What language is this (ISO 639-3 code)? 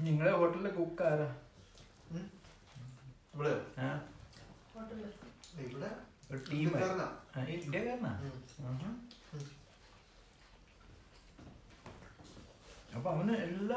mal